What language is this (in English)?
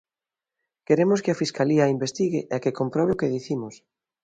Galician